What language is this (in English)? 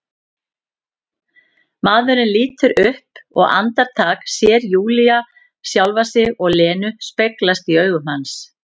Icelandic